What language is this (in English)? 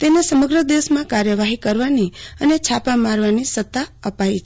Gujarati